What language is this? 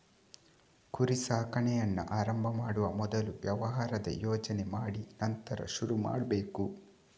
Kannada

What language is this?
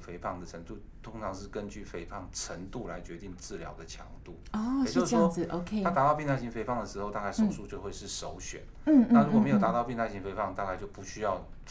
Chinese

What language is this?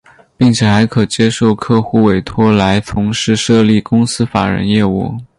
Chinese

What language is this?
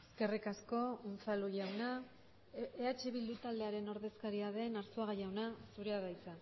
Basque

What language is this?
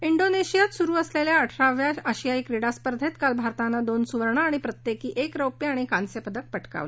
Marathi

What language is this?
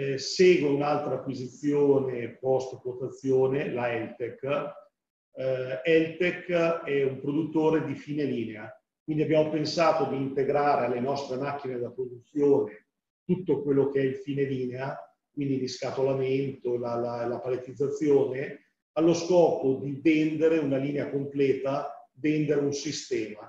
Italian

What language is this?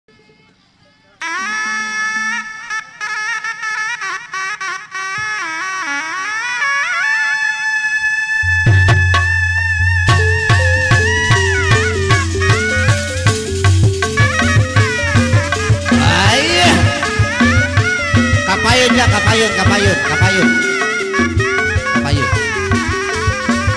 Indonesian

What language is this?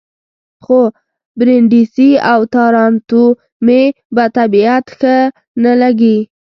Pashto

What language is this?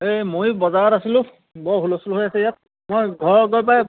Assamese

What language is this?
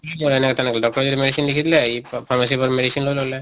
Assamese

